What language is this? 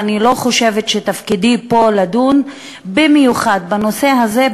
Hebrew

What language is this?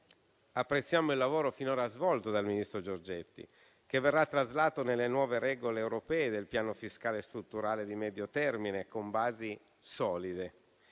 Italian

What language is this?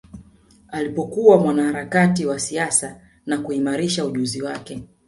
Swahili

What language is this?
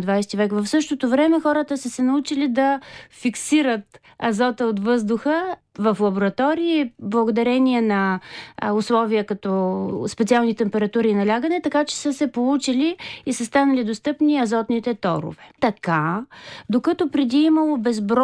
Bulgarian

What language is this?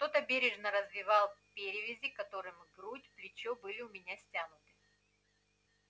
Russian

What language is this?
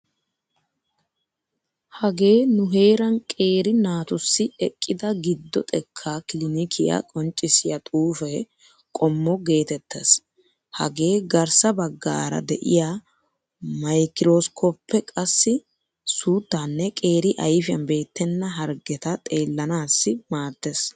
Wolaytta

